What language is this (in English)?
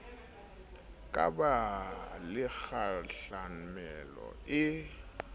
Southern Sotho